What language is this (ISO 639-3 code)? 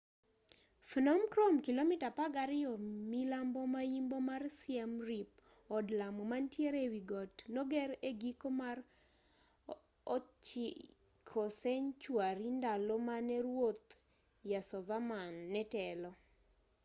luo